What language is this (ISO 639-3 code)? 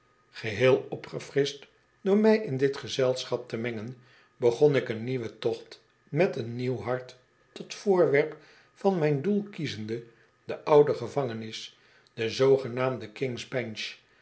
nld